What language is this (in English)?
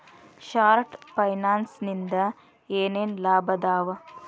Kannada